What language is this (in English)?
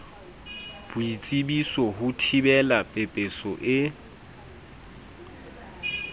Southern Sotho